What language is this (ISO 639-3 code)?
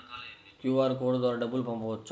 tel